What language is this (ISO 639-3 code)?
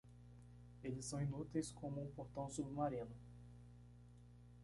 por